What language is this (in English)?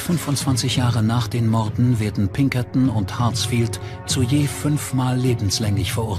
German